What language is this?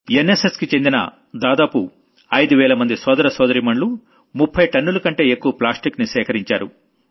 Telugu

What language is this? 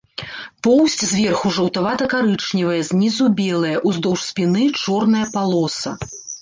Belarusian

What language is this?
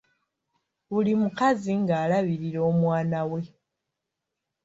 Ganda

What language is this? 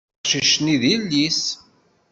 Kabyle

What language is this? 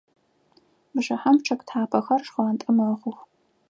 Adyghe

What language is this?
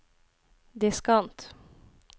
Norwegian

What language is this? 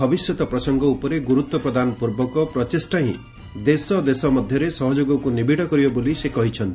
Odia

